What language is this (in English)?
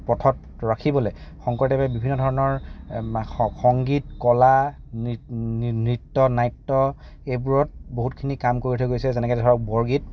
Assamese